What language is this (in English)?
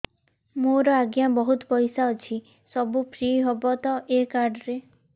Odia